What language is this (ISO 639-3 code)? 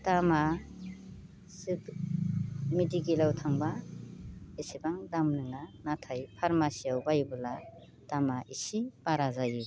brx